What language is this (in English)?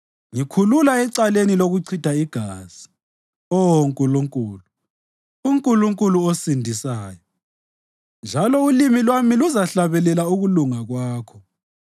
North Ndebele